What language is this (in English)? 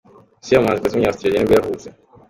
Kinyarwanda